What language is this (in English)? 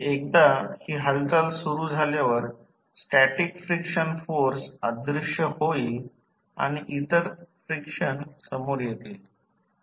Marathi